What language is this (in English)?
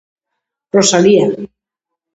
Galician